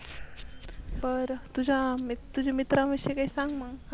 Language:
Marathi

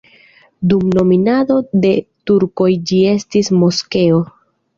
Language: Esperanto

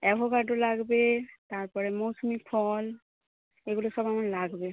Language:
Bangla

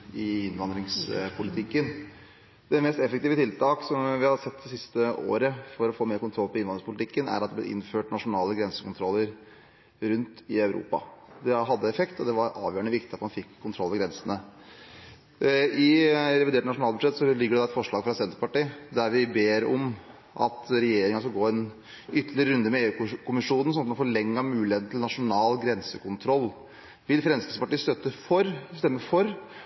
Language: Norwegian Bokmål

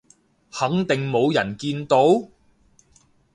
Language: Cantonese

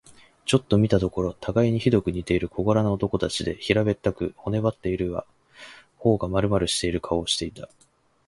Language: Japanese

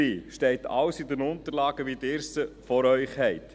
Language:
Swiss German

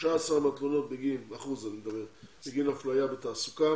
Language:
Hebrew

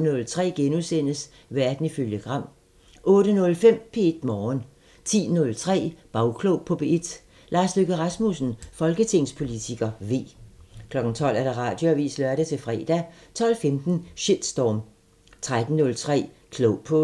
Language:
Danish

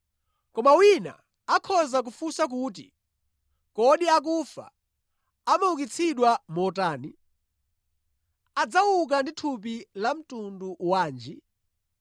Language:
Nyanja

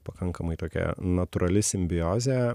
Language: Lithuanian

